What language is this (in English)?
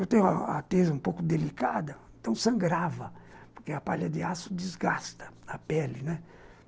Portuguese